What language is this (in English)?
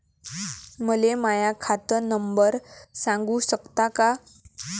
Marathi